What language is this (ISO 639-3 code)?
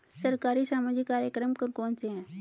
hin